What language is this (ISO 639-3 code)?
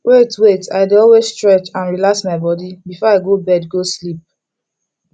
pcm